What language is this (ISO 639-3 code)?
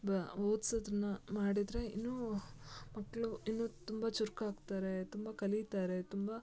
kan